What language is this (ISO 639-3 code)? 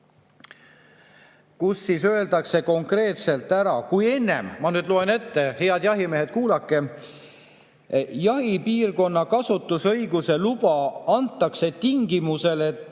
est